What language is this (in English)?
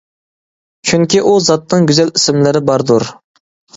Uyghur